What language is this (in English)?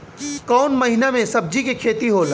Bhojpuri